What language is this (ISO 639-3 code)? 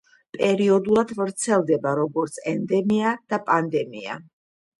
kat